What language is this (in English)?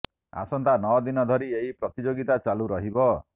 Odia